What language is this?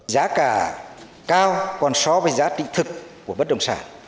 Vietnamese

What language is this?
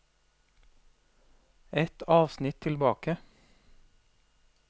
Norwegian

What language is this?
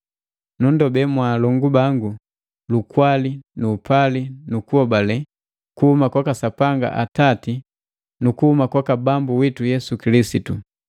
Matengo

